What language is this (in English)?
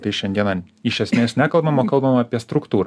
Lithuanian